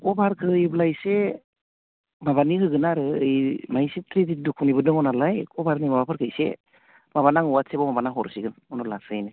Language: Bodo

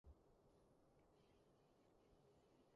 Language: Cantonese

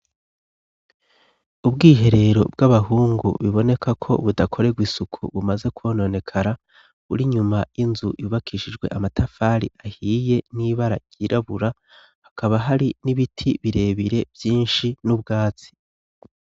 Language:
Rundi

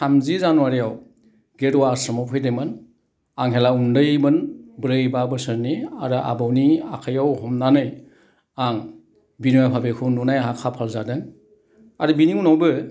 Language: Bodo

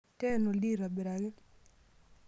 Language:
Masai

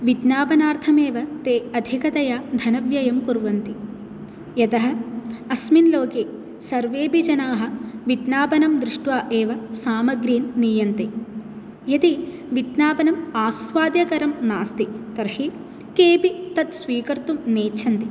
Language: Sanskrit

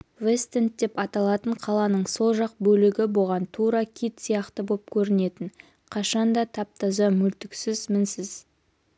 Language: Kazakh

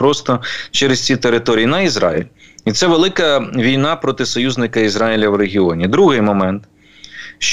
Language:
Ukrainian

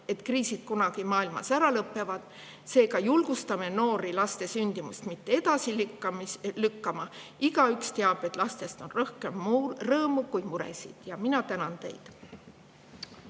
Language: Estonian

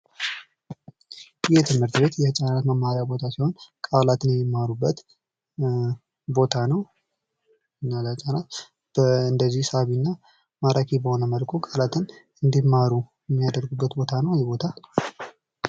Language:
Amharic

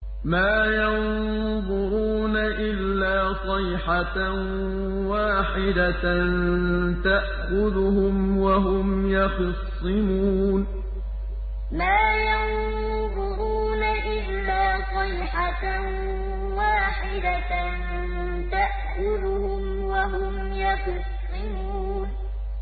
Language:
Arabic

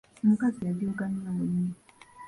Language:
Ganda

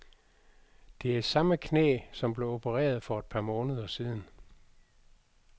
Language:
Danish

